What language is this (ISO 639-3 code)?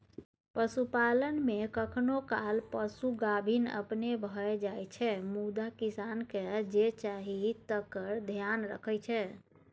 mai